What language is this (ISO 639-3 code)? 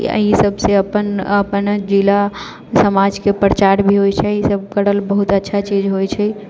mai